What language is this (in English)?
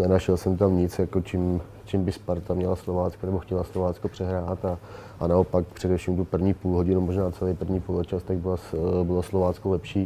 Czech